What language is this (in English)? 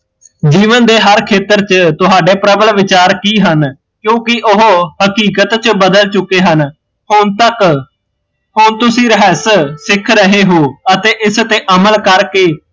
Punjabi